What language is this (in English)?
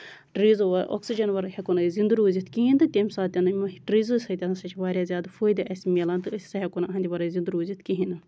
Kashmiri